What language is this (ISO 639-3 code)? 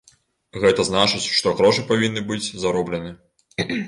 bel